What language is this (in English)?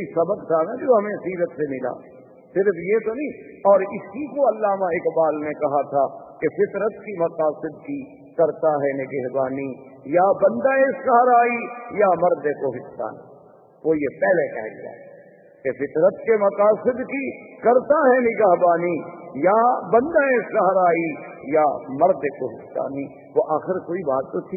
Urdu